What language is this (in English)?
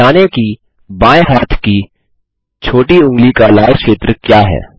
Hindi